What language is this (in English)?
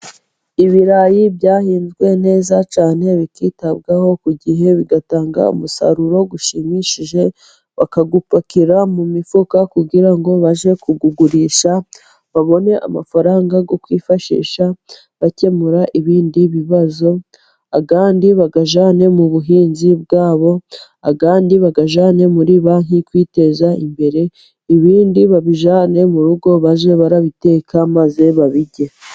Kinyarwanda